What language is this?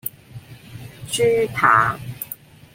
Cantonese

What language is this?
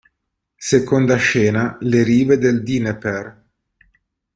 Italian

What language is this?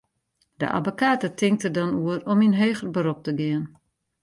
Western Frisian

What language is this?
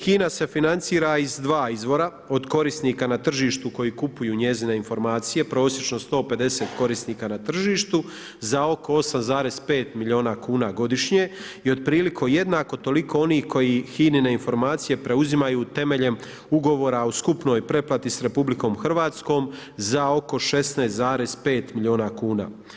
Croatian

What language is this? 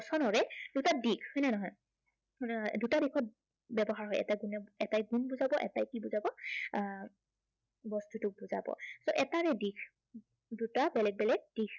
Assamese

